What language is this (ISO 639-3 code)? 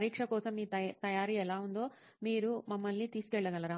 tel